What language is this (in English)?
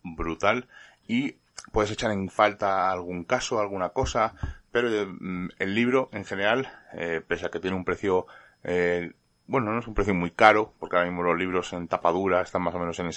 Spanish